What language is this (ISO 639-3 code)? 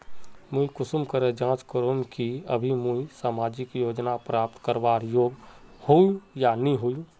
mag